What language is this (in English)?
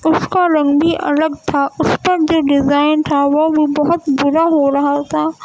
Urdu